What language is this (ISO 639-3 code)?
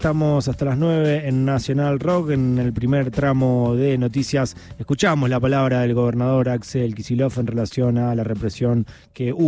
spa